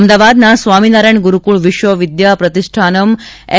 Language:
Gujarati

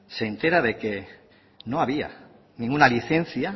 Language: Spanish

